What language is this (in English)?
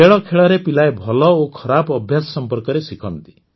Odia